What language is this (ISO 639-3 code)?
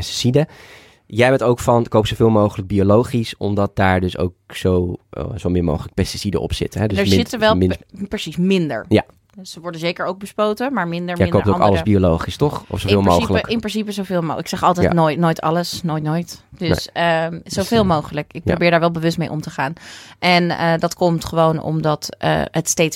nld